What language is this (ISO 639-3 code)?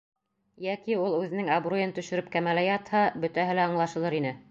bak